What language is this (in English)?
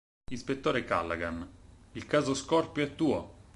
Italian